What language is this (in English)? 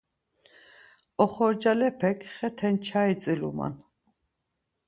Laz